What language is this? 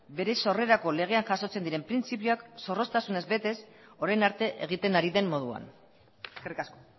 Basque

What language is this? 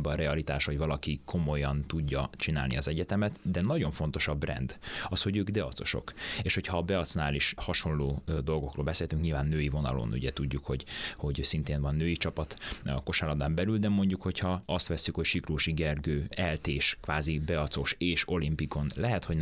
Hungarian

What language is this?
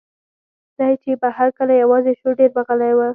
Pashto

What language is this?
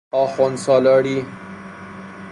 Persian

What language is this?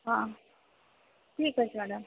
Odia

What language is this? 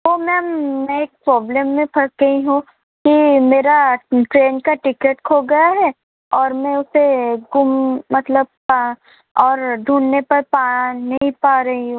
Hindi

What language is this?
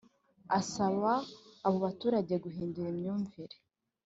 Kinyarwanda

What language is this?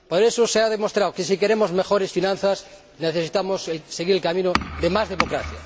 Spanish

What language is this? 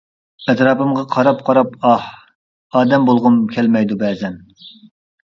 Uyghur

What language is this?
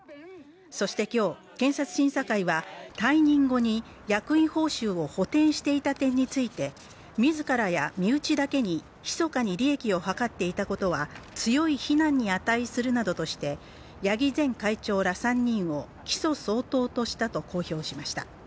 Japanese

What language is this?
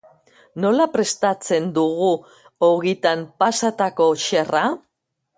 Basque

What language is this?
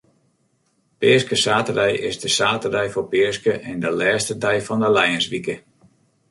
Western Frisian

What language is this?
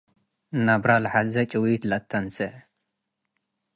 Tigre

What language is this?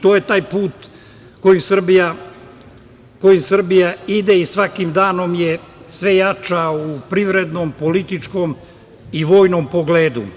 Serbian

